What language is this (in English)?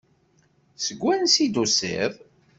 Kabyle